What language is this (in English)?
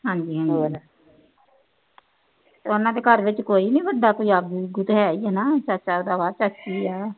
Punjabi